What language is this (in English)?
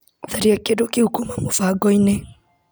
Kikuyu